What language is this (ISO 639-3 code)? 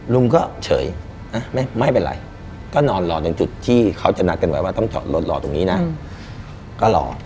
tha